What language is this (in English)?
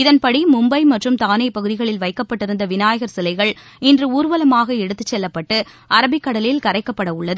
Tamil